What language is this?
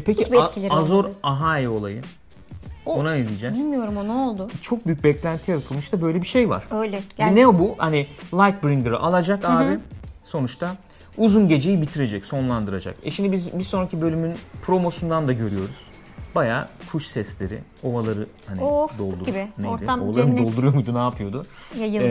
Turkish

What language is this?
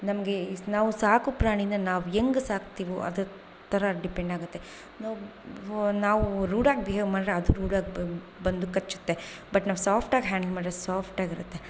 Kannada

